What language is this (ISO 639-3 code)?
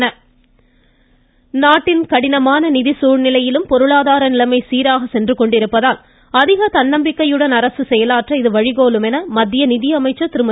tam